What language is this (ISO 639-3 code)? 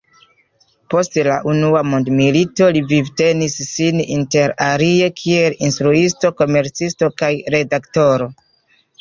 epo